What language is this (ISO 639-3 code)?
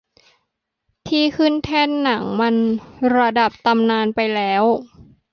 tha